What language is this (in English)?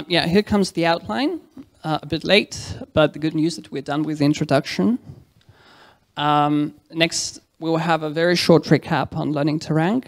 English